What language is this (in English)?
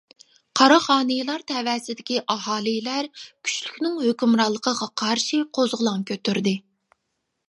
Uyghur